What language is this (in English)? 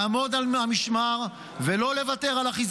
Hebrew